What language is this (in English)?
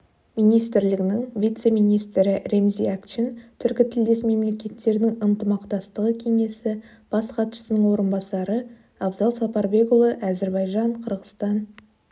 Kazakh